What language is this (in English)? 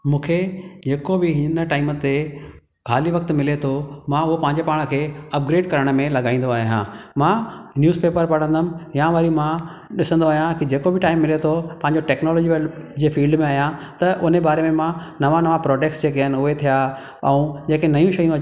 Sindhi